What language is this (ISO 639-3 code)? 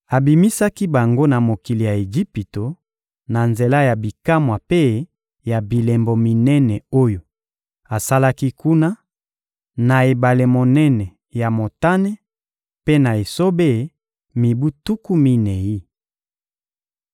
lin